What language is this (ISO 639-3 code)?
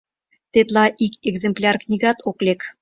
chm